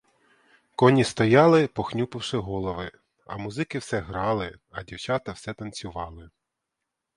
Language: Ukrainian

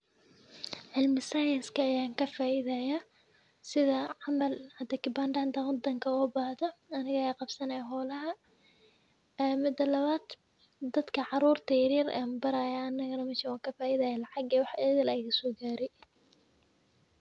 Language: Somali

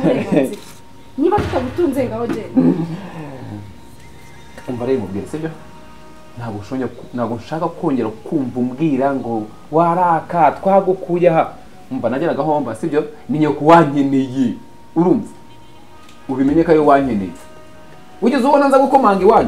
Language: Romanian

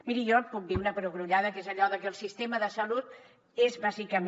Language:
Catalan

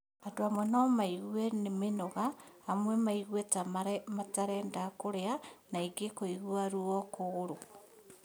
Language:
Kikuyu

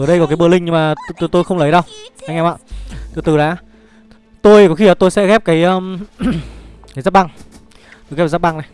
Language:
Vietnamese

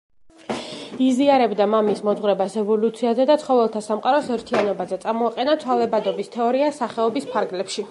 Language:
Georgian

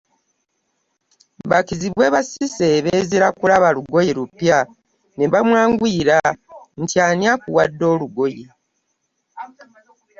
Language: Ganda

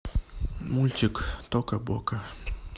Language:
Russian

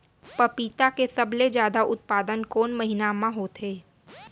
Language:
Chhattisgarhi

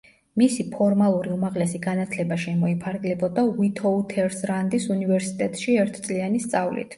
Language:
Georgian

